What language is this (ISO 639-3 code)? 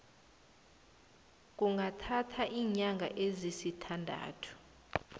nbl